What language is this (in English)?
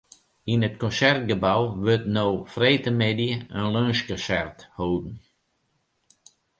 Western Frisian